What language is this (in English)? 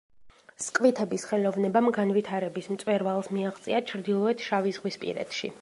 Georgian